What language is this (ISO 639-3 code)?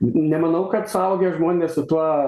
lit